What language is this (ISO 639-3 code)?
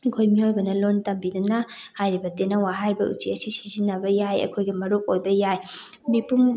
mni